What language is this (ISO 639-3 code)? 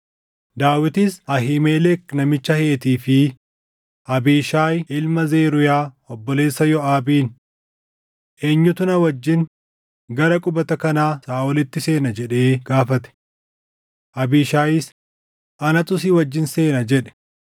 orm